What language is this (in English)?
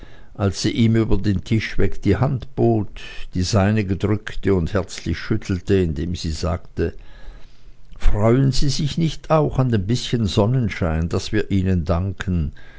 German